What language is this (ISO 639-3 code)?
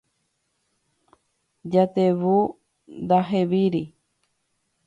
grn